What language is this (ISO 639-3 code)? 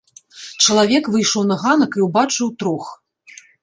bel